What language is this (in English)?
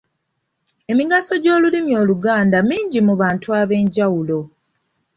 Ganda